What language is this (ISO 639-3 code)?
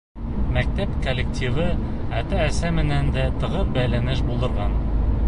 bak